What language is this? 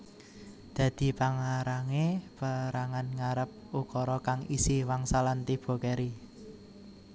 Javanese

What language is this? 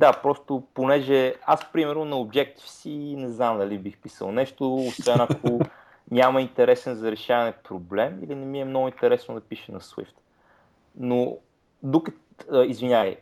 Bulgarian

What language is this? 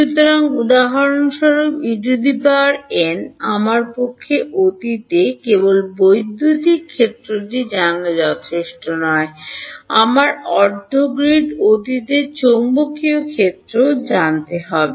Bangla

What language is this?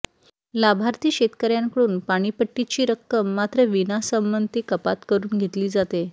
Marathi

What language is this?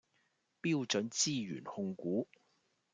Cantonese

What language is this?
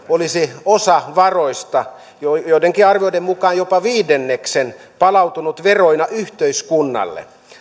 Finnish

